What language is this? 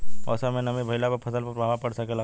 Bhojpuri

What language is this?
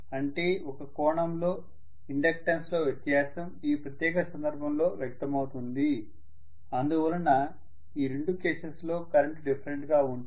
Telugu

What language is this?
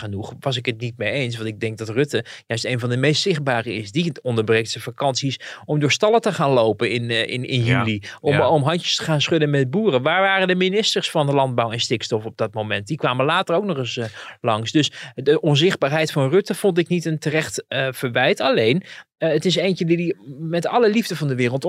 Dutch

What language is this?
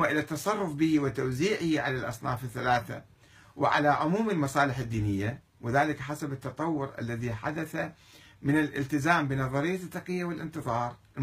Arabic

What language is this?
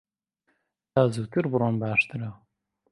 Central Kurdish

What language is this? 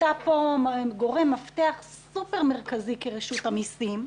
Hebrew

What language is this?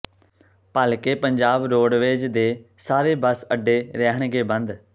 Punjabi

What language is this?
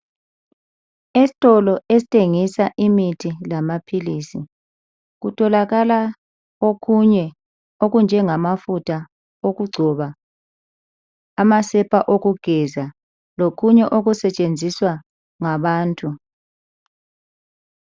North Ndebele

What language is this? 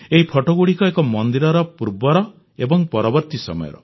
Odia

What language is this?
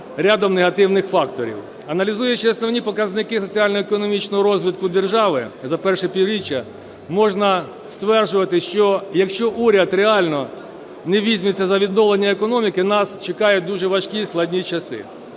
Ukrainian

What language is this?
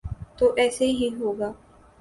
Urdu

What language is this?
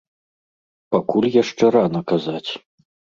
Belarusian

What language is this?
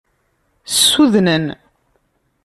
Kabyle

